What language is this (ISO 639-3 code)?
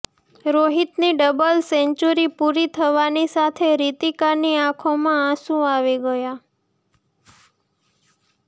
guj